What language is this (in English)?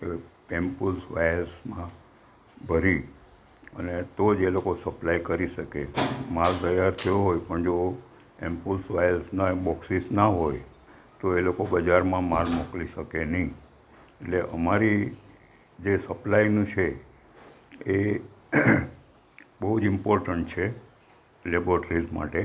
Gujarati